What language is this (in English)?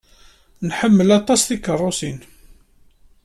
Kabyle